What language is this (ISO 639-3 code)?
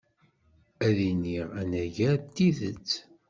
kab